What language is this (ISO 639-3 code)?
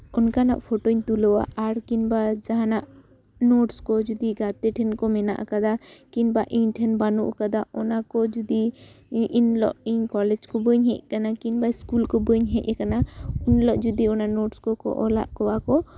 sat